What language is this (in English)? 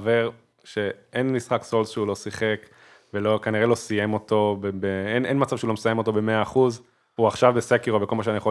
Hebrew